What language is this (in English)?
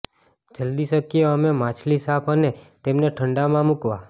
Gujarati